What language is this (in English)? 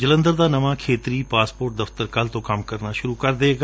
Punjabi